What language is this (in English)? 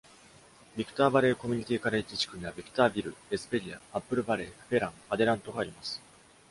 Japanese